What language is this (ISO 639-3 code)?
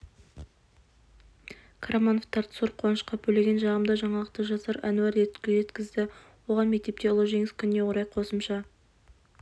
kaz